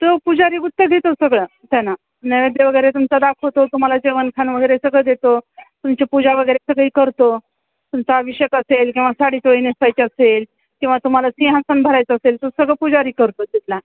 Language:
Marathi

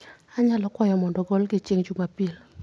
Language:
Luo (Kenya and Tanzania)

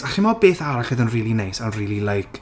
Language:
Welsh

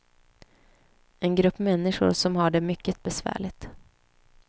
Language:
Swedish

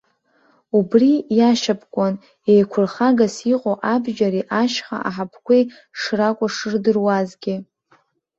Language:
Abkhazian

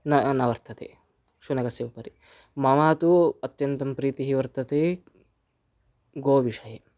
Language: Sanskrit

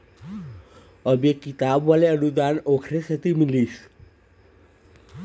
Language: Chhattisgarhi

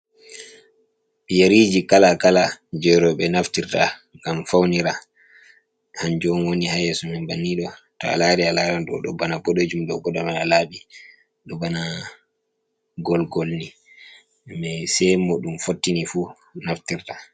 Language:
Fula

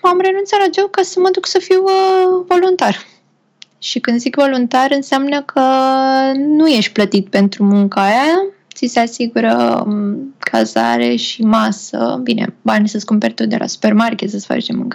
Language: Romanian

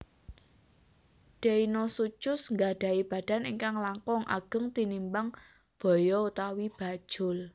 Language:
Javanese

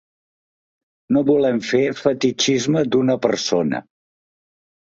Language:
Catalan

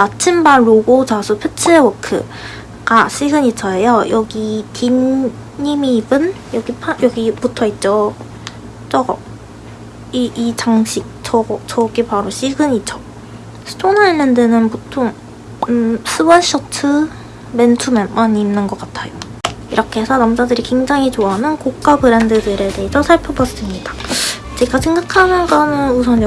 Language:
Korean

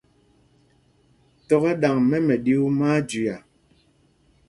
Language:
Mpumpong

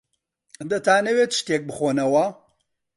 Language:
Central Kurdish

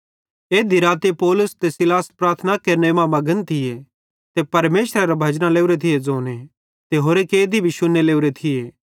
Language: Bhadrawahi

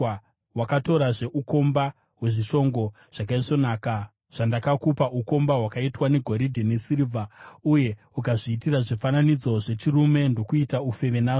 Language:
Shona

